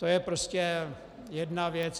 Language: Czech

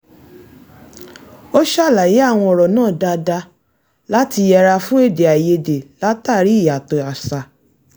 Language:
Yoruba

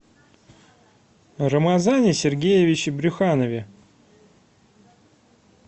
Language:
Russian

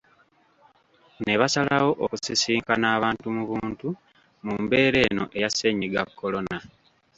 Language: Ganda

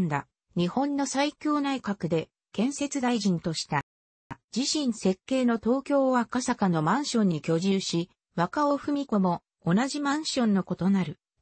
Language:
Japanese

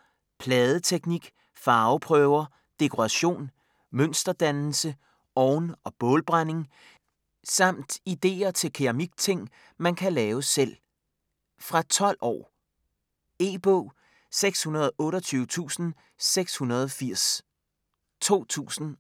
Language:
Danish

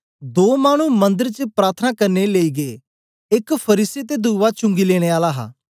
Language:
Dogri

